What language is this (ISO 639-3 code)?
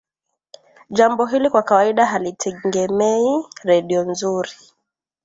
swa